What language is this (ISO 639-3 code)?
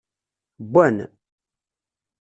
kab